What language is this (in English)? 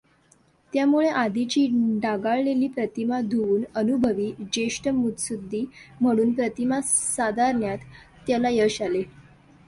Marathi